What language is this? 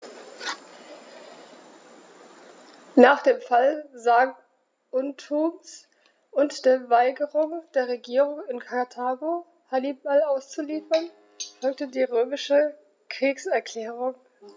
German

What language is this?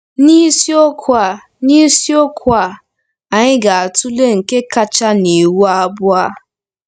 Igbo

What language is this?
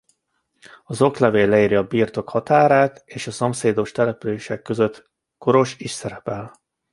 Hungarian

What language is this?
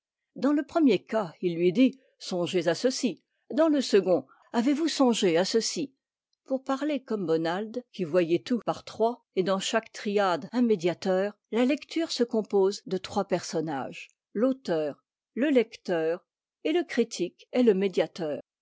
French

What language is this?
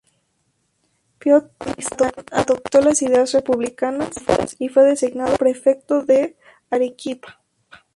Spanish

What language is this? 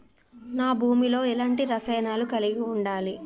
Telugu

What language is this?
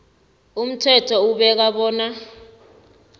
South Ndebele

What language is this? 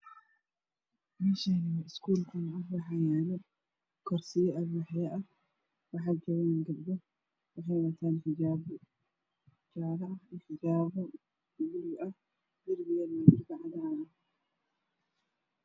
Somali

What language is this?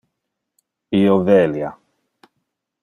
Interlingua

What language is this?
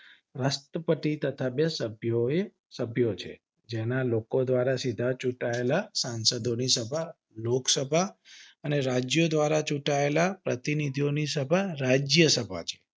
Gujarati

